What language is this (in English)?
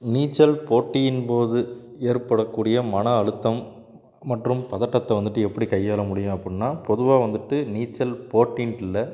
Tamil